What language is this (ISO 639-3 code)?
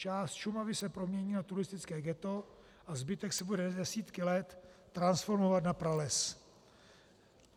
ces